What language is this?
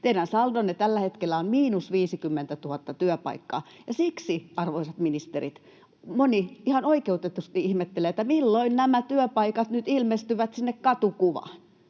Finnish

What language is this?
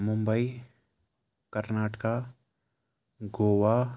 Kashmiri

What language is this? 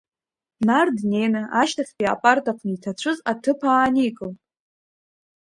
Abkhazian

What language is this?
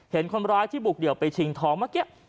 Thai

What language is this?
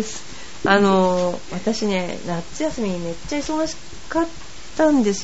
Japanese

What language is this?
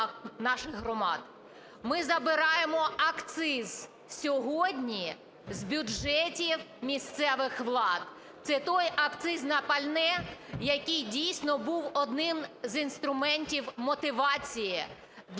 Ukrainian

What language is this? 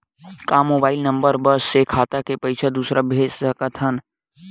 Chhattisgarhi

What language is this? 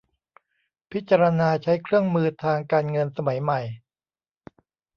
Thai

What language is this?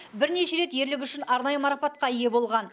Kazakh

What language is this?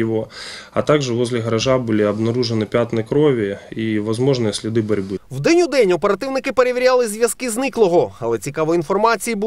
Ukrainian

